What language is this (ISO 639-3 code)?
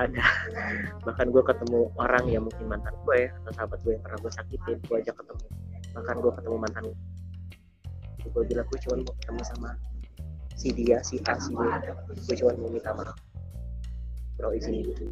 ind